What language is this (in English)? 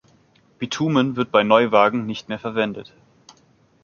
German